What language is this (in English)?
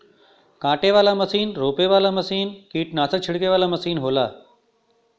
Bhojpuri